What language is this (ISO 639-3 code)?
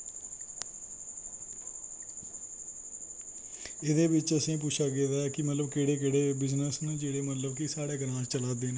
doi